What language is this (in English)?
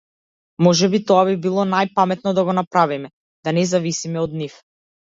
Macedonian